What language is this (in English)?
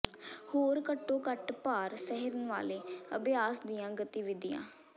Punjabi